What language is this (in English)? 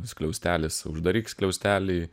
Lithuanian